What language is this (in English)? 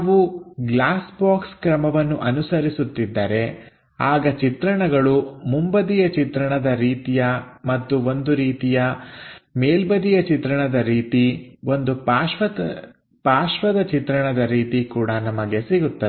Kannada